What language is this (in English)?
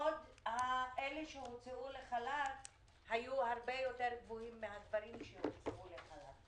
Hebrew